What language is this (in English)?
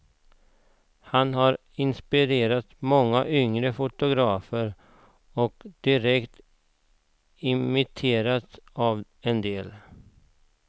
Swedish